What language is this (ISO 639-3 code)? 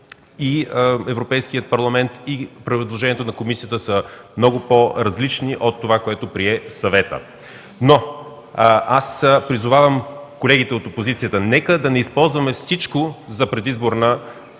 bul